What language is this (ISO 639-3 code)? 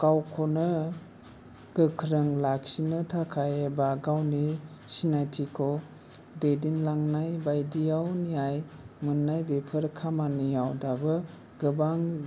brx